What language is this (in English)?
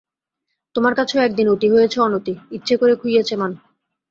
Bangla